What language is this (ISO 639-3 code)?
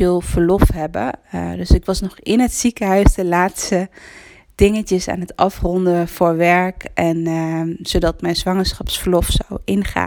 nld